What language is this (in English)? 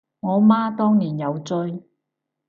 Cantonese